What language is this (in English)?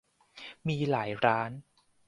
Thai